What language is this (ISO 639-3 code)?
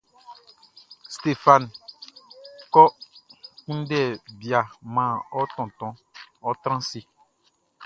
bci